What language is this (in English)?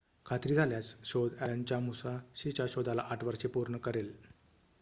Marathi